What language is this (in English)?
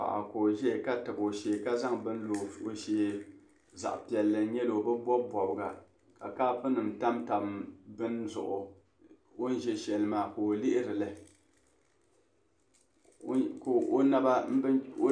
Dagbani